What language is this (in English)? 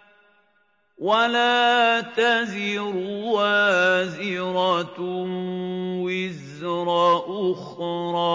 Arabic